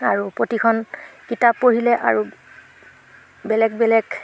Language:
Assamese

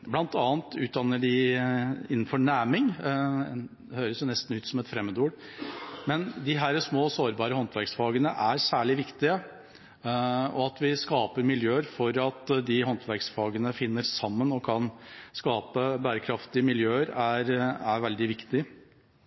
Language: Norwegian Bokmål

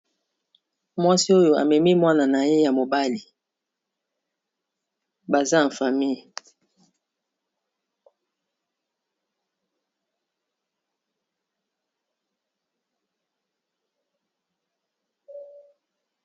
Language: Lingala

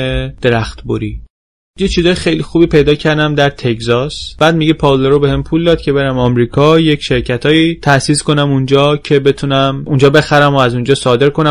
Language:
Persian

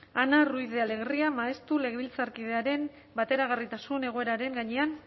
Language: Basque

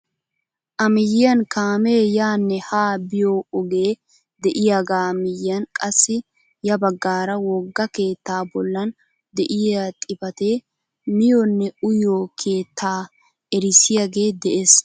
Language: Wolaytta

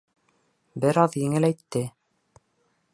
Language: Bashkir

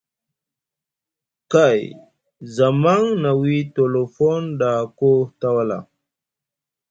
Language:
Musgu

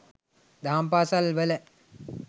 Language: Sinhala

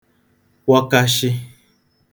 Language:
Igbo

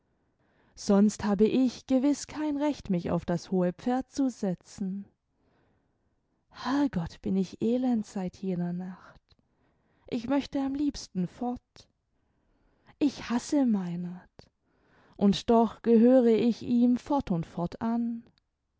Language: German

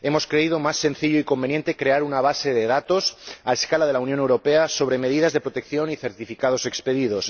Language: Spanish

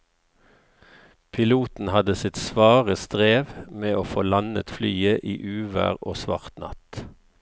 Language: Norwegian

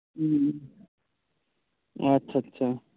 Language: Santali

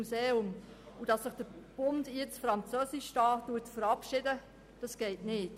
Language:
Swiss German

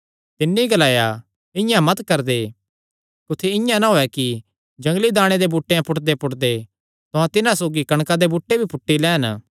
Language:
Kangri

